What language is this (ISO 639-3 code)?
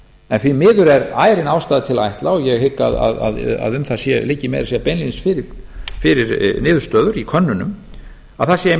isl